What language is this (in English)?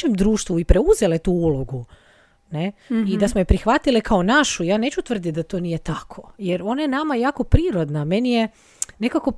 Croatian